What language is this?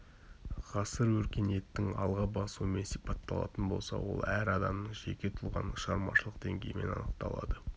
Kazakh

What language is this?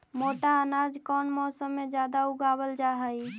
Magahi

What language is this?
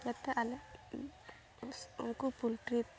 Santali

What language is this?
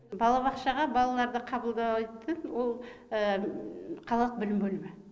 Kazakh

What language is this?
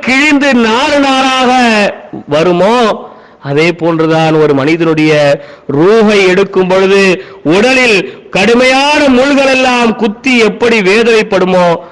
Tamil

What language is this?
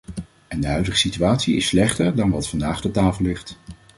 Dutch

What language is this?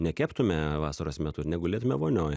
Lithuanian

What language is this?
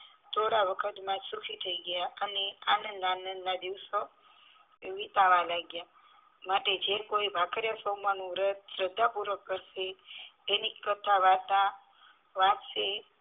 Gujarati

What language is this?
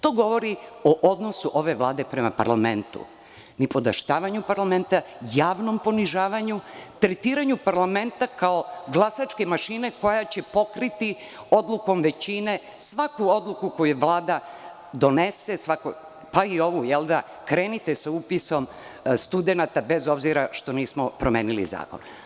Serbian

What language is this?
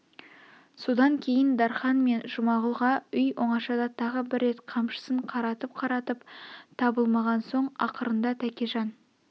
Kazakh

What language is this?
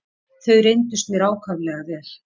Icelandic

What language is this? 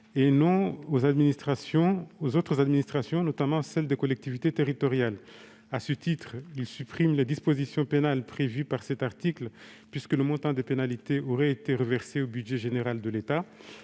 French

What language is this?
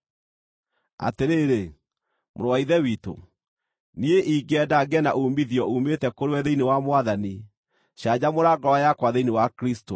Kikuyu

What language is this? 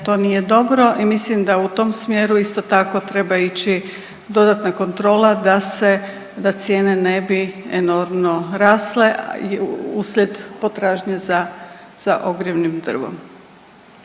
Croatian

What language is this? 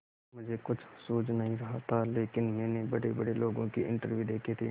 Hindi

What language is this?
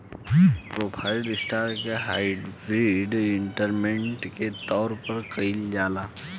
Bhojpuri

